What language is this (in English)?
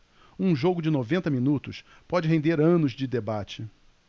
Portuguese